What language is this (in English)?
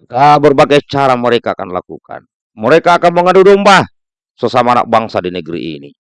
Indonesian